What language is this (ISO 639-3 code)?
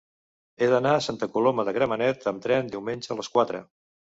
cat